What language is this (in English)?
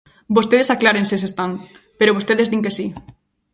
Galician